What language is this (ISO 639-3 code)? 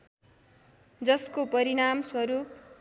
nep